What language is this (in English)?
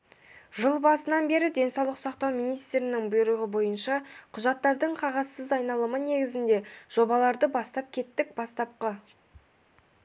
Kazakh